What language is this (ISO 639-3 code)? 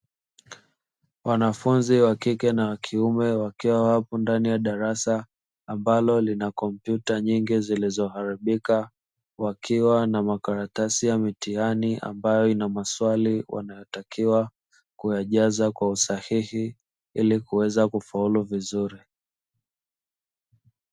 swa